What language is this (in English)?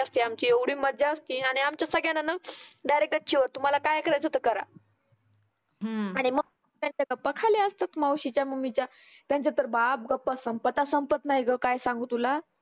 Marathi